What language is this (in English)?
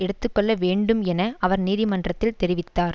Tamil